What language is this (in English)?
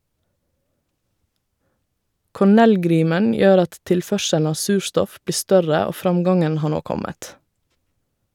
Norwegian